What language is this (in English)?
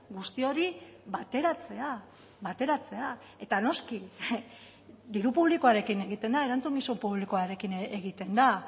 Basque